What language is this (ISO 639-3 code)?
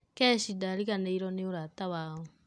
kik